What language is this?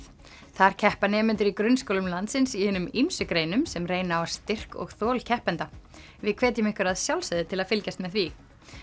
Icelandic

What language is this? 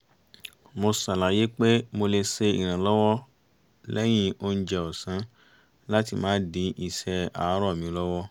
Yoruba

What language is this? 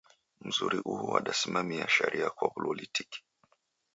Taita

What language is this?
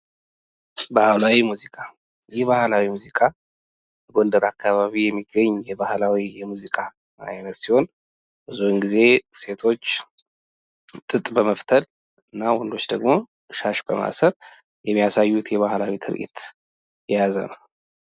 Amharic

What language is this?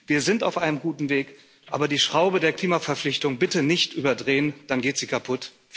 German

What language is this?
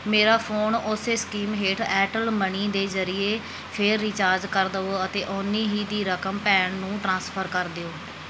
Punjabi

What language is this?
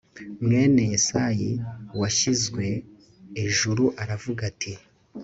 Kinyarwanda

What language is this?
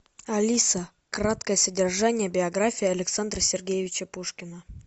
Russian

